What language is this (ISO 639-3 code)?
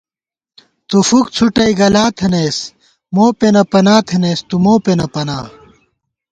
gwt